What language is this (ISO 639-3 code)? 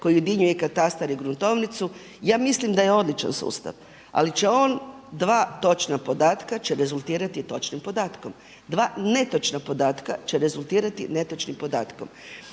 hrv